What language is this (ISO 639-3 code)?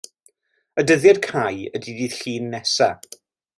cym